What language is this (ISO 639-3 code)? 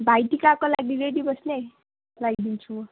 nep